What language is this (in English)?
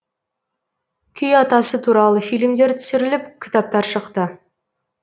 Kazakh